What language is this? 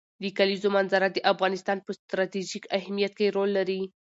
Pashto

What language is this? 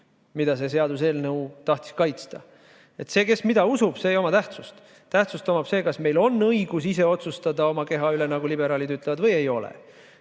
Estonian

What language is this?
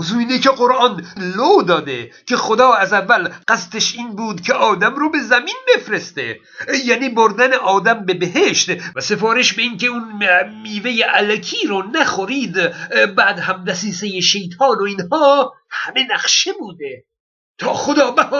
Persian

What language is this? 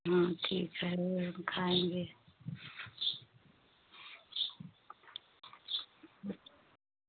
Hindi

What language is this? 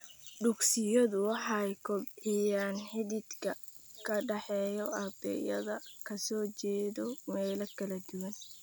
Somali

